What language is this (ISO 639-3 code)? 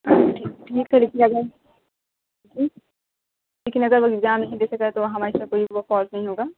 urd